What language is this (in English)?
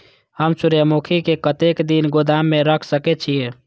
Maithili